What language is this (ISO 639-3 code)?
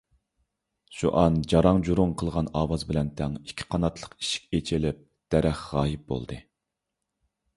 uig